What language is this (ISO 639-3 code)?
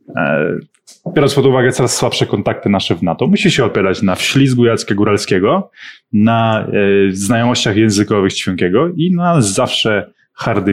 pol